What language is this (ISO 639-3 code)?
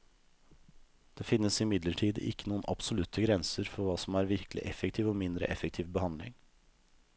nor